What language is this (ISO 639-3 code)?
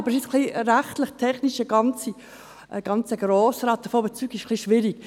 gsw